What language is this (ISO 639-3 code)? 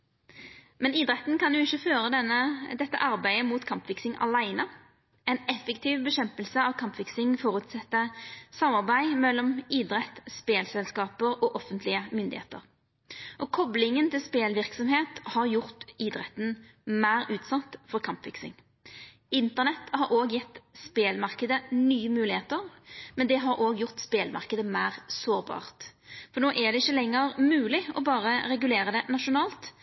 nno